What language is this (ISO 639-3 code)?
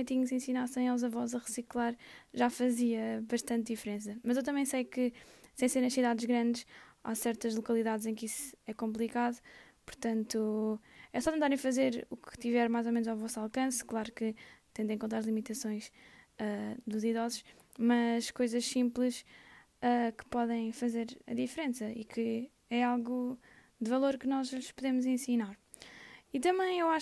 por